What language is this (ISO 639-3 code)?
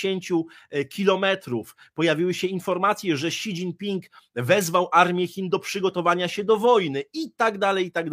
pol